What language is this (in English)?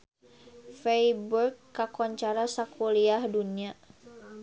Sundanese